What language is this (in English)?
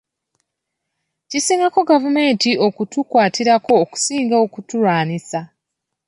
Ganda